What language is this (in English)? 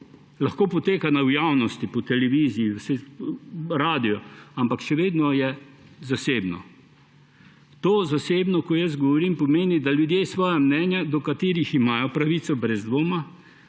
Slovenian